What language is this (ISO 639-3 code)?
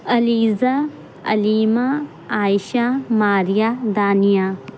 urd